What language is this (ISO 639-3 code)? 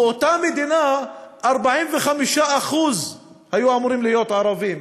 heb